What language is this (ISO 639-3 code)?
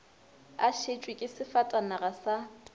nso